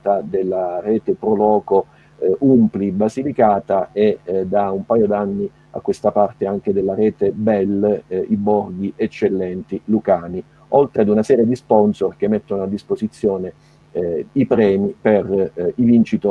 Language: Italian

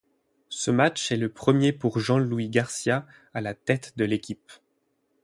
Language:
French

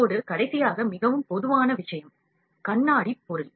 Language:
Tamil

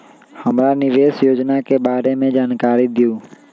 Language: Magahi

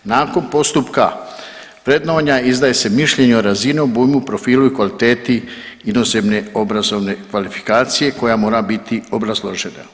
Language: Croatian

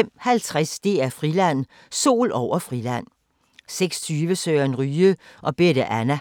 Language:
Danish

